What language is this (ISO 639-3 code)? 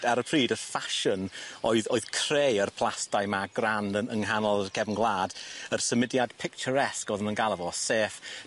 cym